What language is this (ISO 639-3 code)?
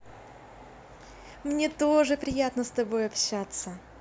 rus